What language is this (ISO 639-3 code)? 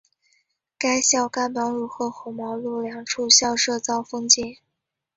zho